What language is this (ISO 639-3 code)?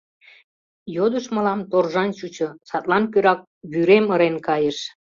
chm